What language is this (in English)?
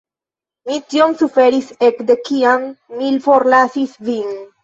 Esperanto